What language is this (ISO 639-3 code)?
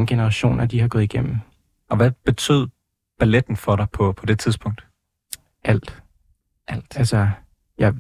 dan